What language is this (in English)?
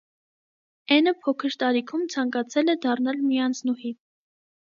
Armenian